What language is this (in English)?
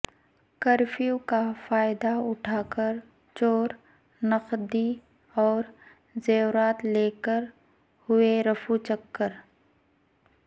Urdu